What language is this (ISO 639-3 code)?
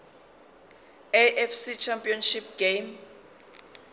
zul